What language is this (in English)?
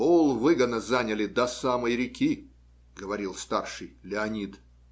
Russian